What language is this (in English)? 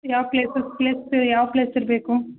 Kannada